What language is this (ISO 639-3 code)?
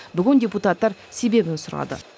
kaz